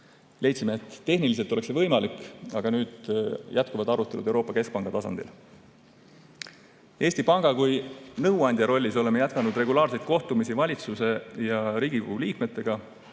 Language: Estonian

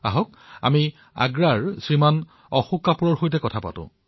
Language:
Assamese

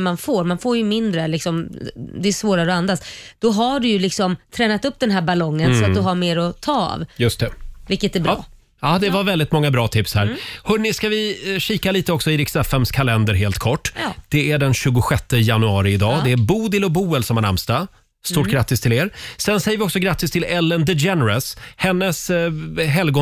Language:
Swedish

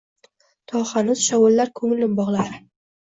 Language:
Uzbek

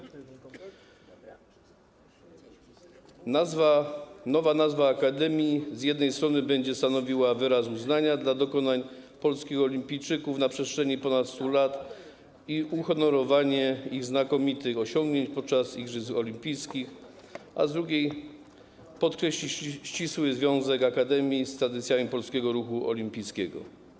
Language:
Polish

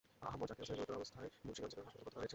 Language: Bangla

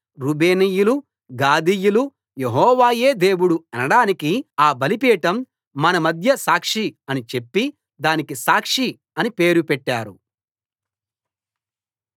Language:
Telugu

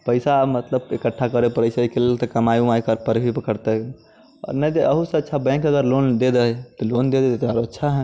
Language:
Maithili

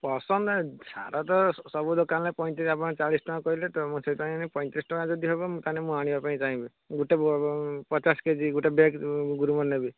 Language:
Odia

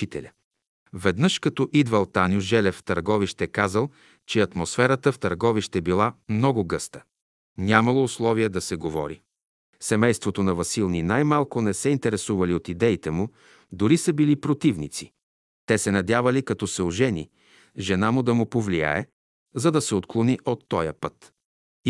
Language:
Bulgarian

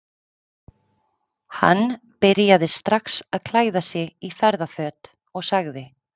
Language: Icelandic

